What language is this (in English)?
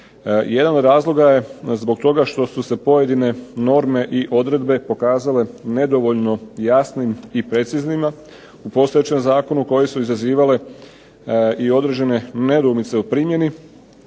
Croatian